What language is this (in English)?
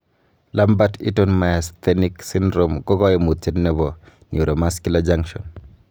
Kalenjin